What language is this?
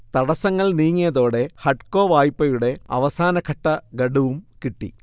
Malayalam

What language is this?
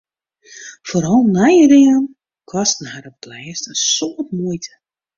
Western Frisian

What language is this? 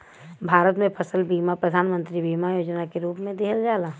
Bhojpuri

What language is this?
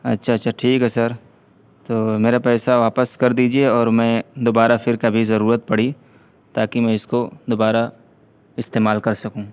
Urdu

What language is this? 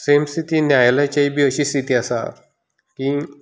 Konkani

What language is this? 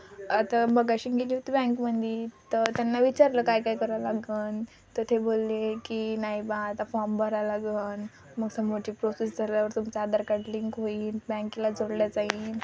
Marathi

